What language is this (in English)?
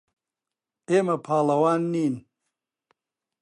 Central Kurdish